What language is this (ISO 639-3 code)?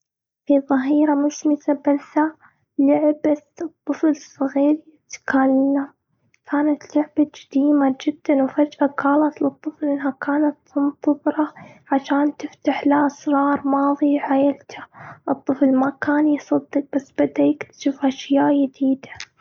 afb